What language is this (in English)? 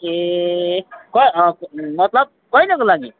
Nepali